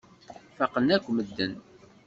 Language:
Kabyle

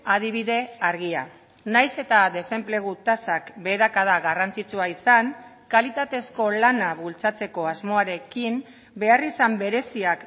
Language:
Basque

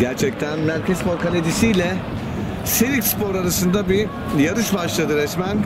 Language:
Turkish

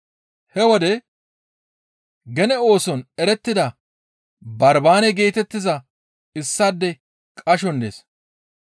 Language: Gamo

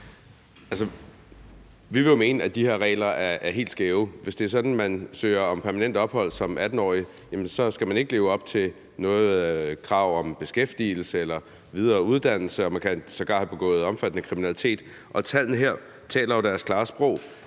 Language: Danish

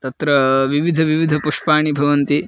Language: Sanskrit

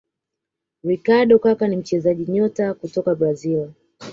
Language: Swahili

